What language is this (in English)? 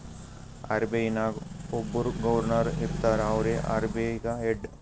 Kannada